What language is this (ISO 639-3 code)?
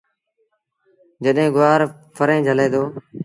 sbn